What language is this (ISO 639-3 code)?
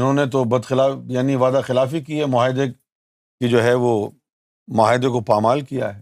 urd